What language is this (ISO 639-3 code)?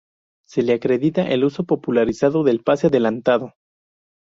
spa